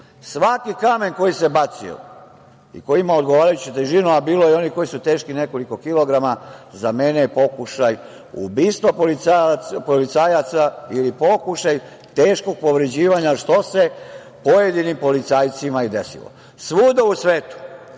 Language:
Serbian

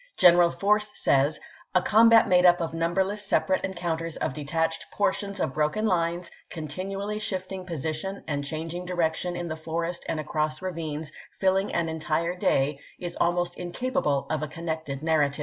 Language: English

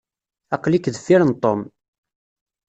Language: Kabyle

